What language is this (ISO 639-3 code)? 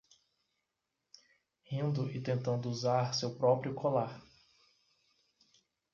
por